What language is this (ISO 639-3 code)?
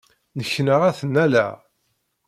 kab